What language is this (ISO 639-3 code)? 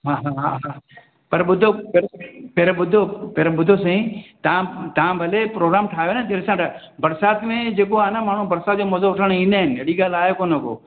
snd